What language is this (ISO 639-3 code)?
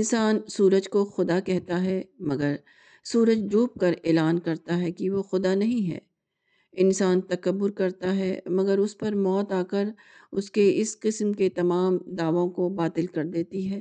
urd